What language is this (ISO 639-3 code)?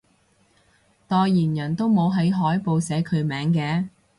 yue